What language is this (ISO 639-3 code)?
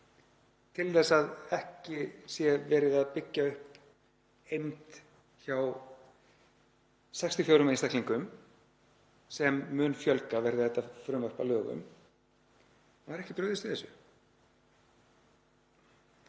isl